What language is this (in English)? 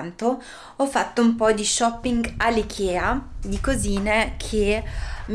Italian